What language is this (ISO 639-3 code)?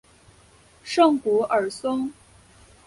zho